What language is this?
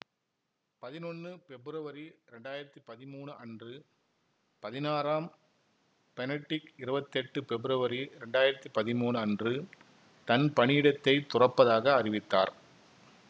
Tamil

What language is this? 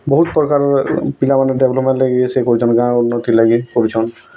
Odia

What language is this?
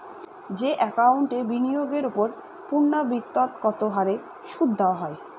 Bangla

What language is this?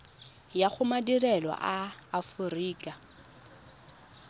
Tswana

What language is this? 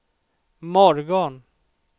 Swedish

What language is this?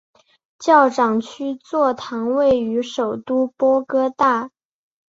Chinese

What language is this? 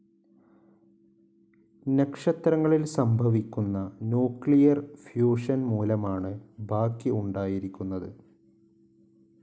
Malayalam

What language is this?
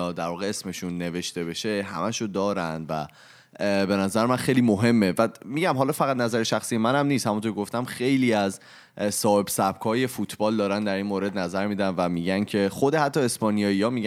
Persian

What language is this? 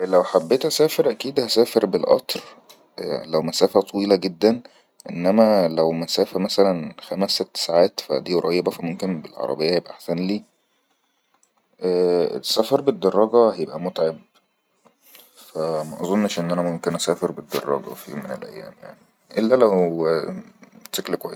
Egyptian Arabic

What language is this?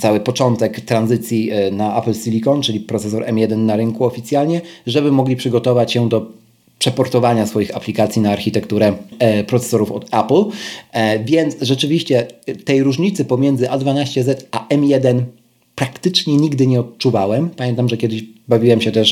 Polish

